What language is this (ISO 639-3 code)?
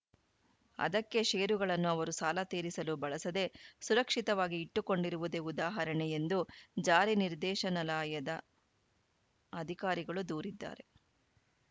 kan